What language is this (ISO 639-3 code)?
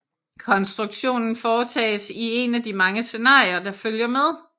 dan